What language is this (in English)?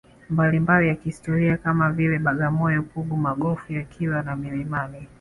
Swahili